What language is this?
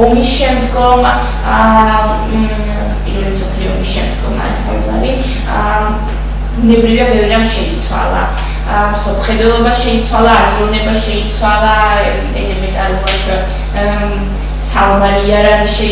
Romanian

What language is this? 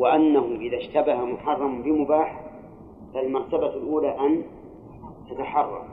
Arabic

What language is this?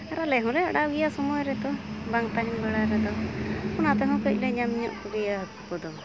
Santali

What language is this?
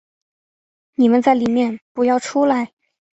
Chinese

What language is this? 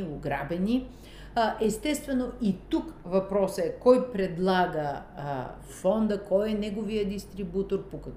Bulgarian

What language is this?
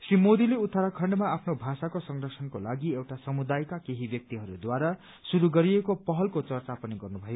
Nepali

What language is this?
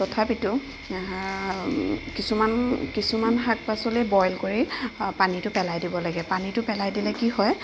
Assamese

